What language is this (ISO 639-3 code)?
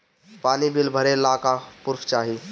bho